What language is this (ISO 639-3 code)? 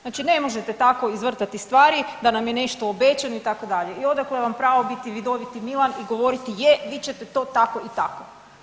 hrv